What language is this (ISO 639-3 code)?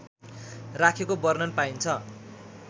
nep